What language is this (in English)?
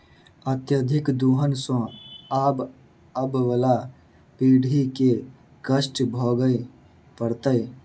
Maithili